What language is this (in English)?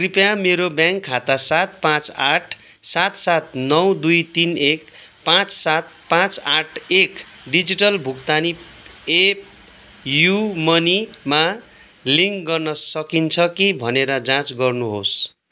Nepali